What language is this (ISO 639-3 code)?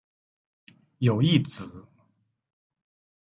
zho